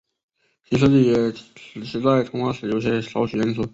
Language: Chinese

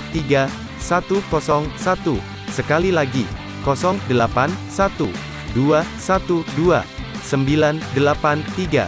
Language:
Indonesian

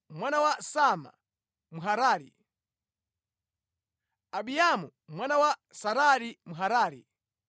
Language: Nyanja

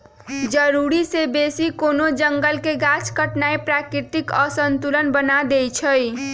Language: Magahi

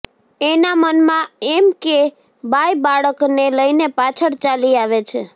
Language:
Gujarati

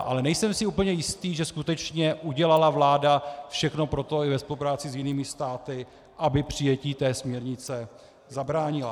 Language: Czech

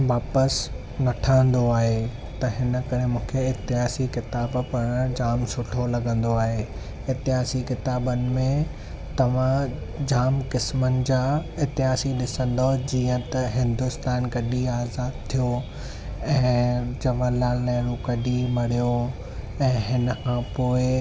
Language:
Sindhi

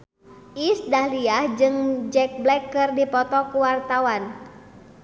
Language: Sundanese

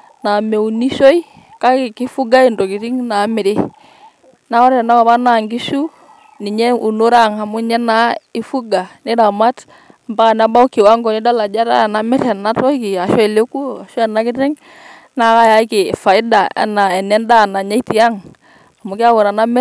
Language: Masai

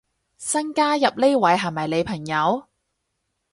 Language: Cantonese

